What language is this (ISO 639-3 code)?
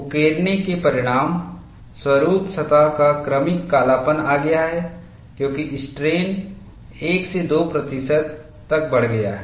hin